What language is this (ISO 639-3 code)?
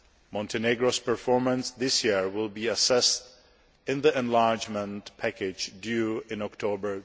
eng